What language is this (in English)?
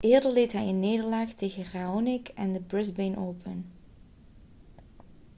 Dutch